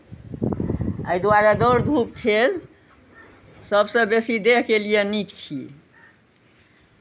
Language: Maithili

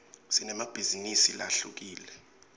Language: Swati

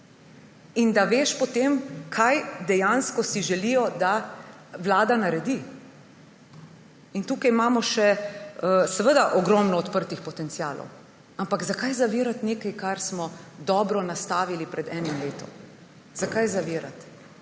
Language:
Slovenian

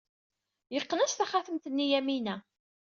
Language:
Kabyle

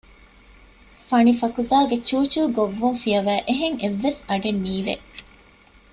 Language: Divehi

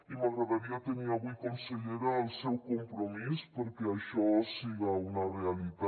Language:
Catalan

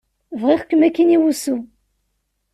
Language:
Kabyle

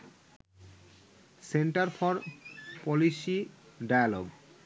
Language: Bangla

